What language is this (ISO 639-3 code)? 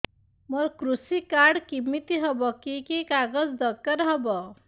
ori